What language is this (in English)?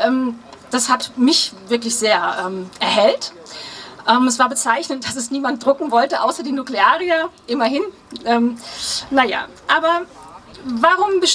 German